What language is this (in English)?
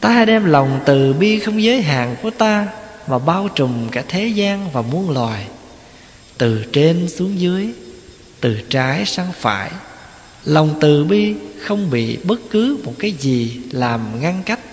Vietnamese